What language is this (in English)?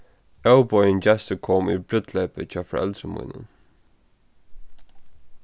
Faroese